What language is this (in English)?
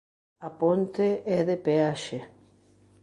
Galician